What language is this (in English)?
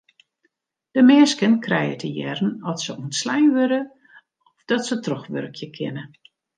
Western Frisian